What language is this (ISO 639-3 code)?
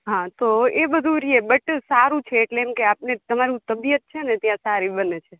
guj